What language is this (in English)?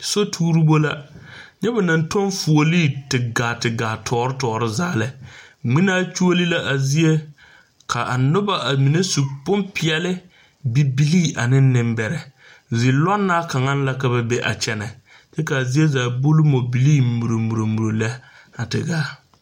Southern Dagaare